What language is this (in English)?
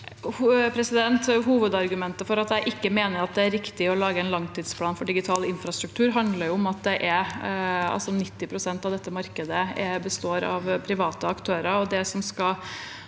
Norwegian